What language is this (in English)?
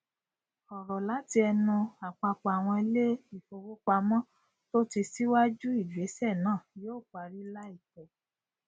Yoruba